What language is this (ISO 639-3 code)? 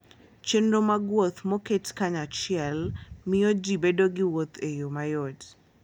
luo